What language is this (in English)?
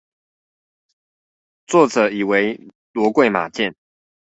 Chinese